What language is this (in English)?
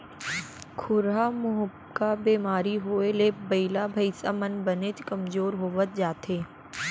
Chhattisgarhi